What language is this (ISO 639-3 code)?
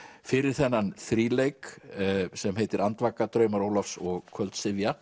isl